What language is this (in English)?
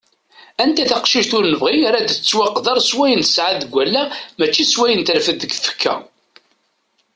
Kabyle